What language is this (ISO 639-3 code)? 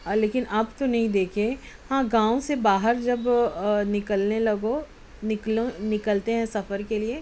urd